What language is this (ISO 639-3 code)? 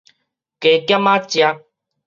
nan